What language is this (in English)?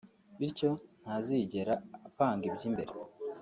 Kinyarwanda